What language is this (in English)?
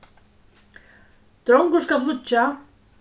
Faroese